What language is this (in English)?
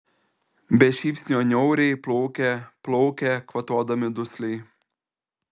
Lithuanian